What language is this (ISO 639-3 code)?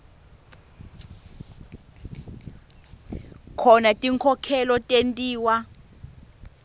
ssw